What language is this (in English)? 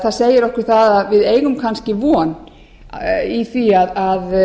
Icelandic